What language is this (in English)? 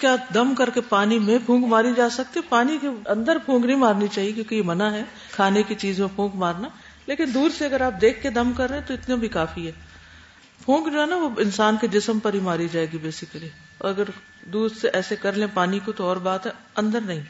Urdu